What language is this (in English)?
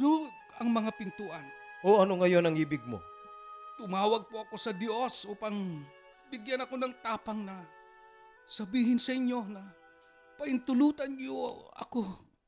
Filipino